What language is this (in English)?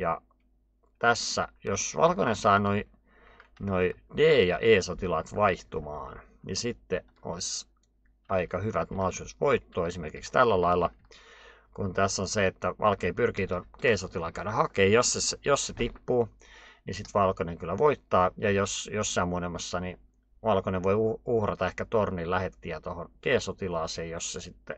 Finnish